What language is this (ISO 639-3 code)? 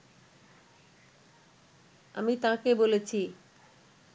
ben